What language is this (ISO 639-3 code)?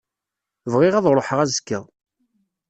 kab